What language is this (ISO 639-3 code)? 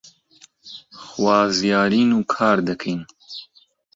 ckb